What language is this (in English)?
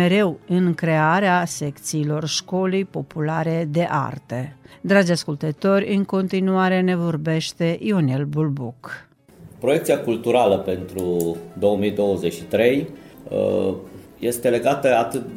Romanian